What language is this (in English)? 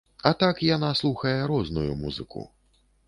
Belarusian